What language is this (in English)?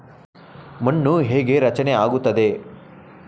Kannada